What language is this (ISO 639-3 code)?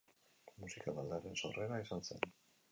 eus